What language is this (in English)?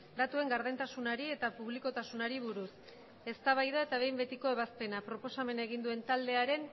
Basque